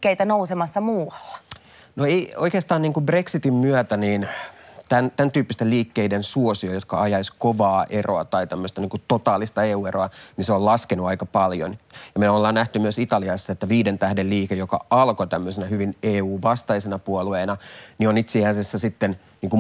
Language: Finnish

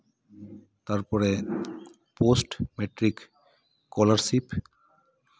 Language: Santali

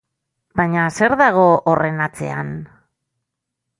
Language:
Basque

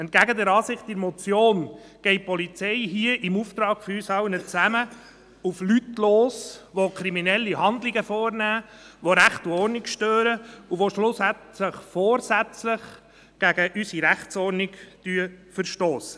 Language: Swiss German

